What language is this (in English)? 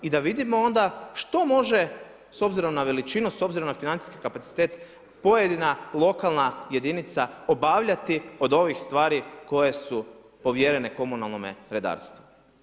Croatian